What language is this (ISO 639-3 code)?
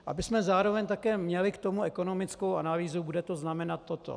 ces